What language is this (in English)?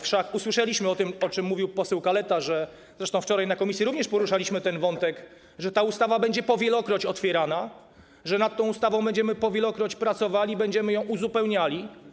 Polish